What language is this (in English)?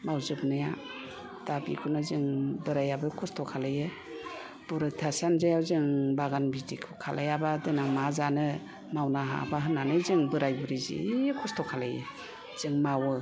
Bodo